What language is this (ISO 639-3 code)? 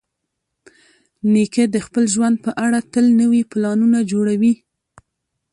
pus